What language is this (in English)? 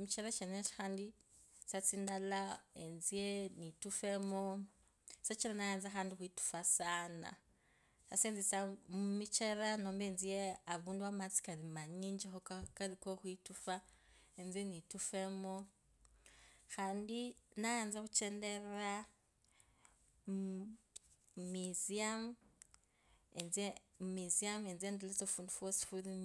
Kabras